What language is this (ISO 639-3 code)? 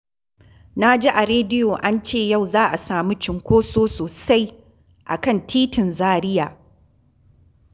hau